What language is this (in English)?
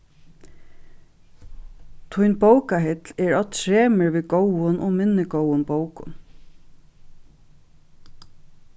Faroese